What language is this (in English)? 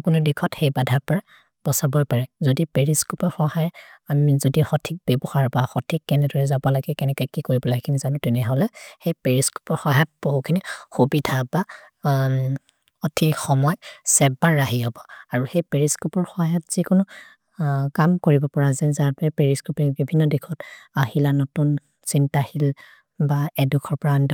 Maria (India)